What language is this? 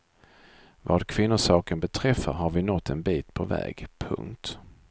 Swedish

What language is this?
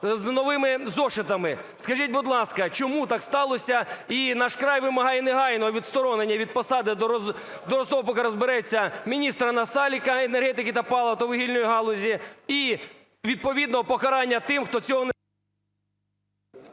Ukrainian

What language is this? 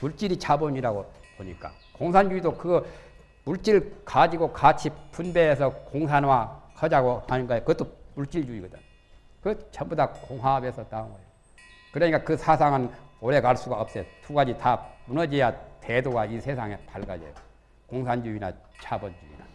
Korean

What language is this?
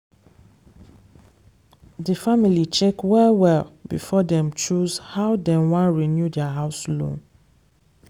Nigerian Pidgin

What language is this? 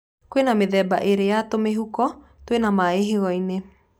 Kikuyu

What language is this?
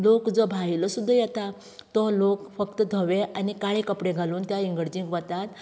Konkani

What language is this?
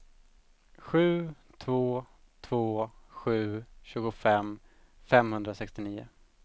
Swedish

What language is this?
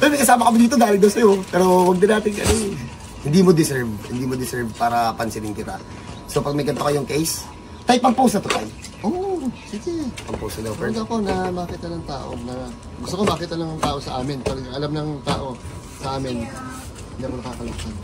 Filipino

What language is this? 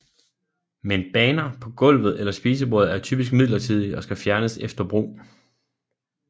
Danish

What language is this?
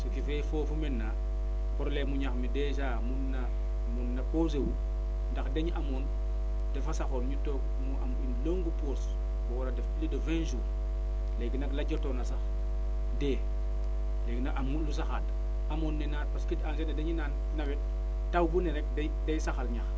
Wolof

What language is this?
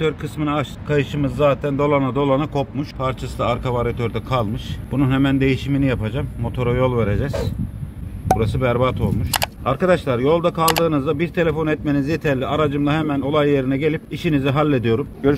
Turkish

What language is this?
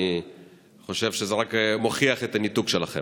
Hebrew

